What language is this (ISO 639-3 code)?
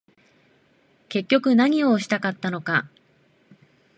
jpn